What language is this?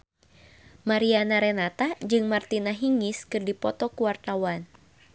Sundanese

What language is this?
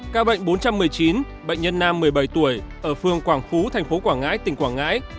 Vietnamese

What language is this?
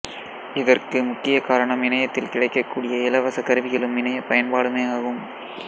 Tamil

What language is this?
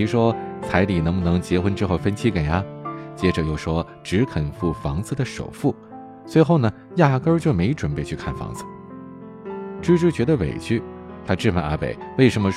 Chinese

